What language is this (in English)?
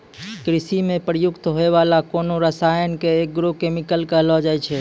Maithili